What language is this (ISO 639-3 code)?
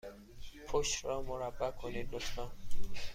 fas